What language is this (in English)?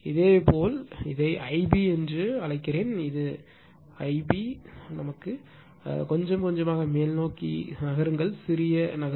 Tamil